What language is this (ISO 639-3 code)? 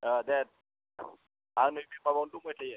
brx